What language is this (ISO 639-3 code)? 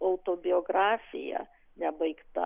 lit